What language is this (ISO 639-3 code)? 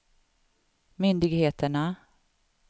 swe